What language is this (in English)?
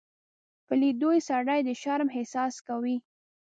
Pashto